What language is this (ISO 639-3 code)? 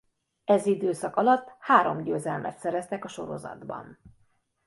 hun